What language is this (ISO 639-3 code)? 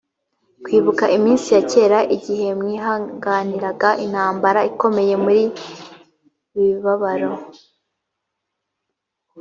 kin